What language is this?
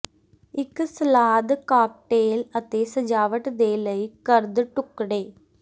Punjabi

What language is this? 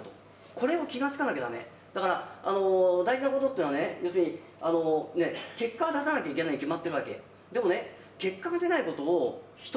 Japanese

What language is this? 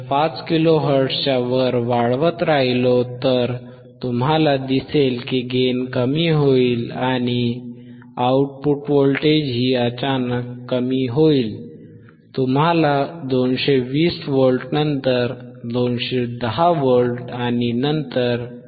Marathi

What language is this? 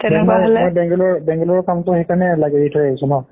Assamese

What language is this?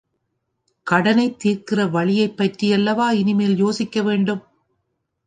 Tamil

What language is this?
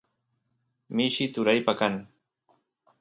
Santiago del Estero Quichua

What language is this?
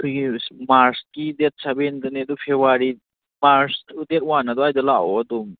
Manipuri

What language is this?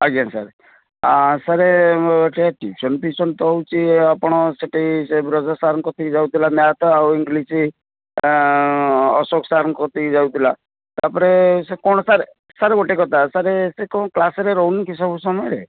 Odia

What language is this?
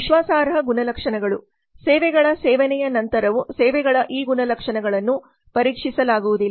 Kannada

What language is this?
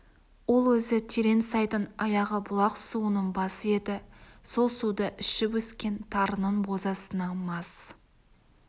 Kazakh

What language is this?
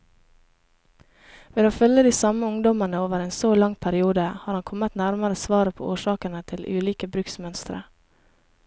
Norwegian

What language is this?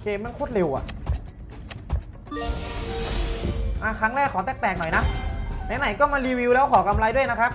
Thai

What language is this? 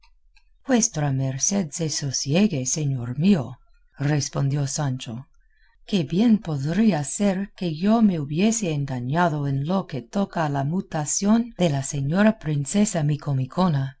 Spanish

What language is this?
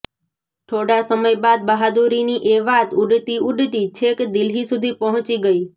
Gujarati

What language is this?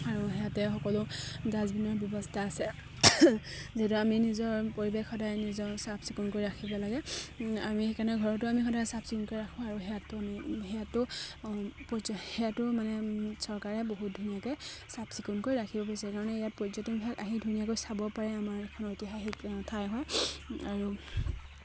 Assamese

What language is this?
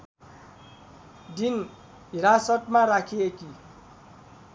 Nepali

